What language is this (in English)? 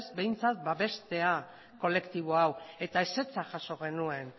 Basque